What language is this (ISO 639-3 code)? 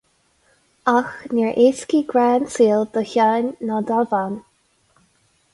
gle